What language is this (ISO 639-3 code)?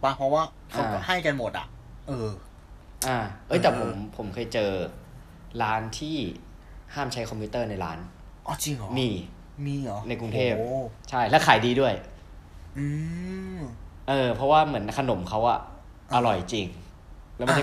tha